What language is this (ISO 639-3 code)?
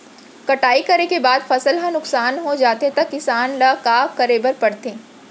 hne